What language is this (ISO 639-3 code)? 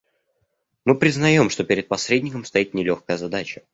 rus